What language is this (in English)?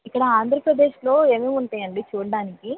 Telugu